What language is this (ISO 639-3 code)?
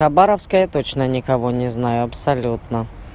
rus